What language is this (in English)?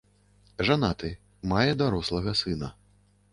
Belarusian